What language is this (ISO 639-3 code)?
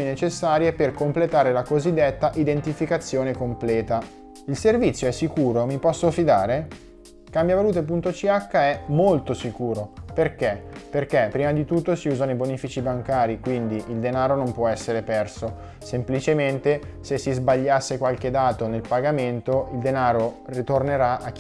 ita